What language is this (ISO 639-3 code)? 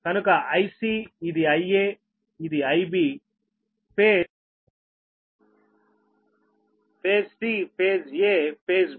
tel